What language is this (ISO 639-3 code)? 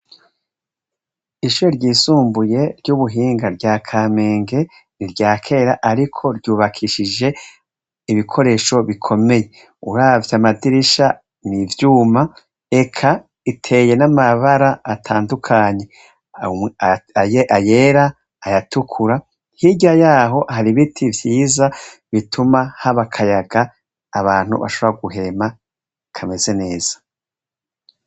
run